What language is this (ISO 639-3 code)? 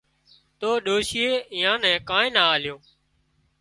kxp